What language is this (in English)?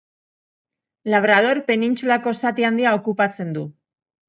Basque